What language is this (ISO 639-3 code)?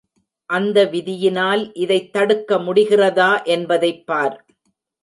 tam